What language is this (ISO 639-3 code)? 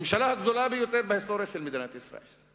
heb